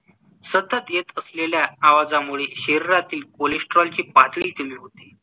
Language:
Marathi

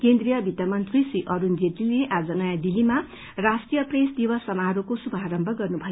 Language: Nepali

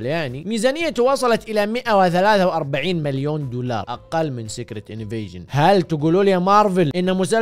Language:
Arabic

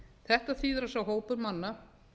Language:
Icelandic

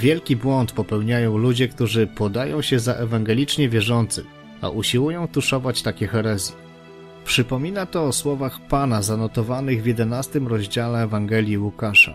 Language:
Polish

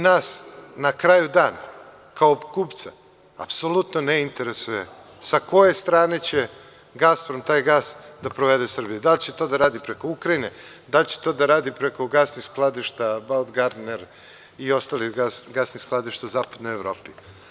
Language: Serbian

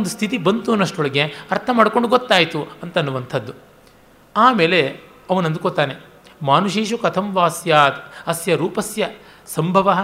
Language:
Kannada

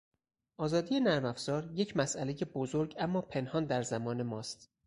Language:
Persian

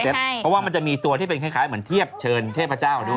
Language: Thai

